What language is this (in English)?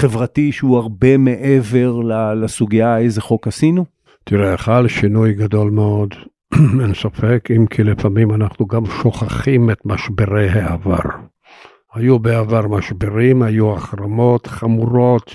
Hebrew